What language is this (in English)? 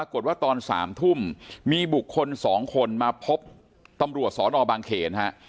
Thai